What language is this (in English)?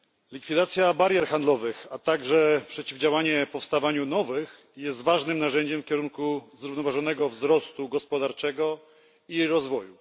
Polish